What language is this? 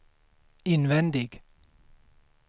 Swedish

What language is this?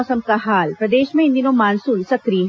Hindi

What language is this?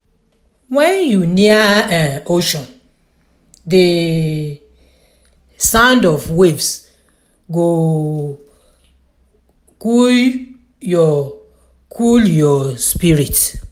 Nigerian Pidgin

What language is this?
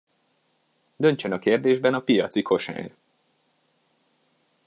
Hungarian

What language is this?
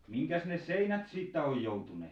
Finnish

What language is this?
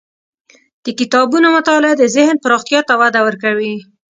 Pashto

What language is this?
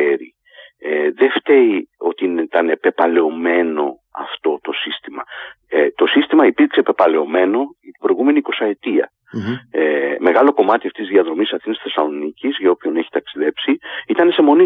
Greek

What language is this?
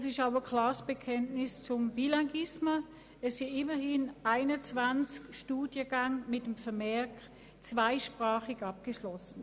Swiss German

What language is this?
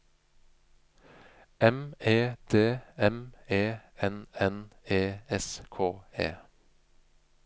Norwegian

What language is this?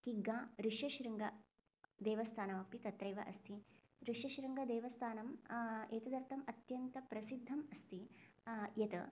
Sanskrit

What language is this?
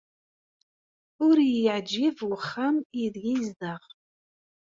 Kabyle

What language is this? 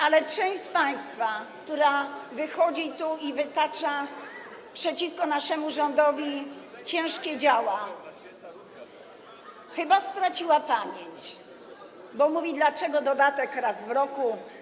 Polish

